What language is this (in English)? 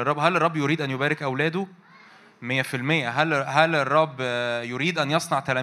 Arabic